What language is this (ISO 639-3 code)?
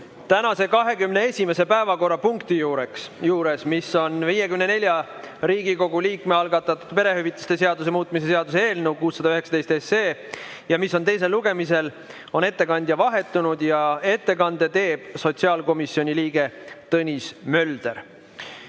est